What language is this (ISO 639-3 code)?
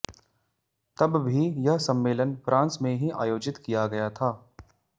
hin